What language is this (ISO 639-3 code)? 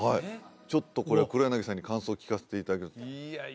jpn